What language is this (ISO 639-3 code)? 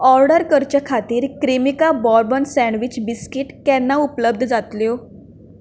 kok